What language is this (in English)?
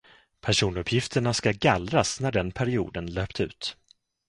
Swedish